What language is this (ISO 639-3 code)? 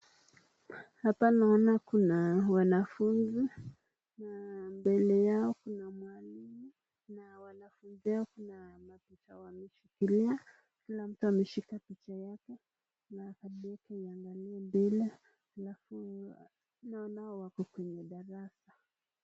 swa